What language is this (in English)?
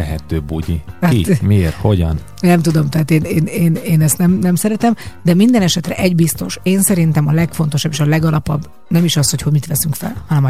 Hungarian